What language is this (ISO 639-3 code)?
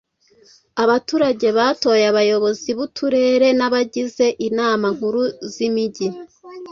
kin